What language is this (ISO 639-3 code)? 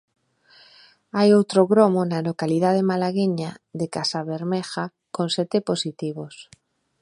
glg